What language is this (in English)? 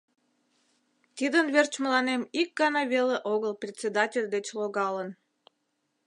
Mari